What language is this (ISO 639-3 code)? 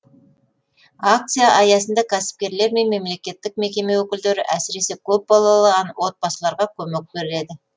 kaz